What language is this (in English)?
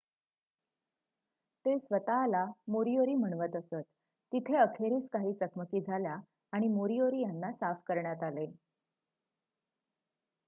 Marathi